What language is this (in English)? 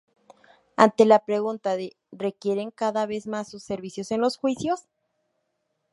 Spanish